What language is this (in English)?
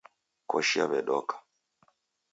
Taita